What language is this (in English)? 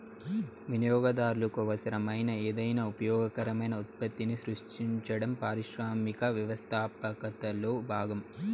Telugu